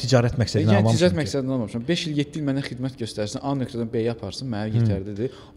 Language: Turkish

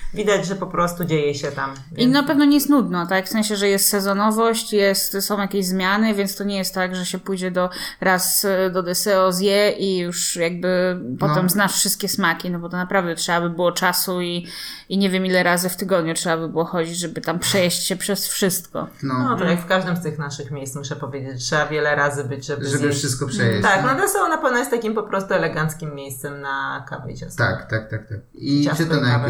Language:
Polish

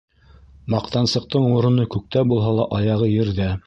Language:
Bashkir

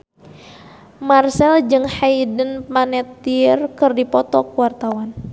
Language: Sundanese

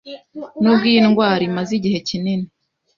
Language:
Kinyarwanda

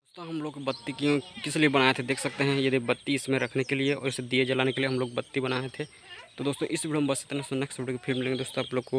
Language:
Hindi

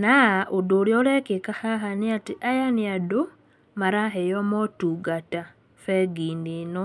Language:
Kikuyu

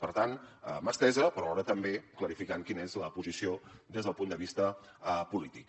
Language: Catalan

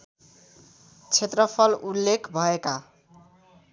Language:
Nepali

